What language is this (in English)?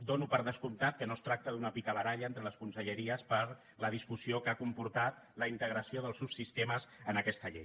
Catalan